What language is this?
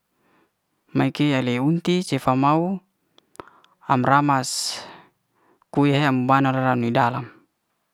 Liana-Seti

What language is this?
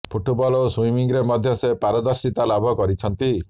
Odia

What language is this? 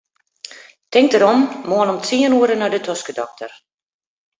Western Frisian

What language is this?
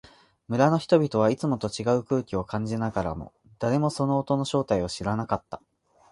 Japanese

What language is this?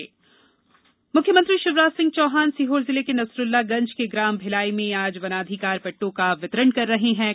Hindi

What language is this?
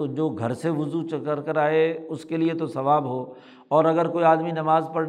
Urdu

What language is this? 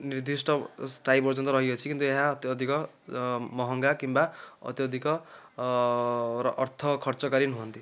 Odia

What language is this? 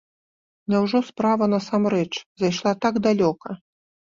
Belarusian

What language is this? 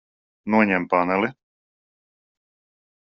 Latvian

